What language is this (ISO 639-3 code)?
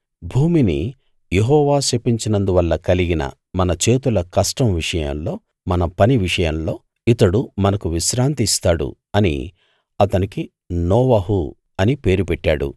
tel